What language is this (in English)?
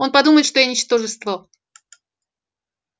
Russian